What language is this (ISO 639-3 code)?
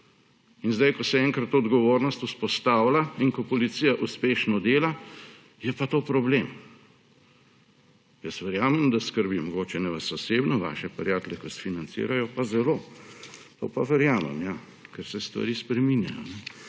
slv